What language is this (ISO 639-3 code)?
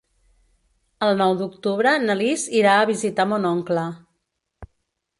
cat